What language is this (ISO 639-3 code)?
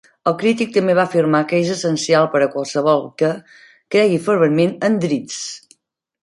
cat